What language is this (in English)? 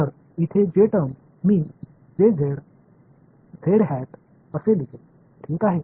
Marathi